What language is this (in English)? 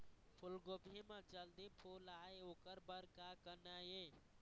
Chhattisgarhi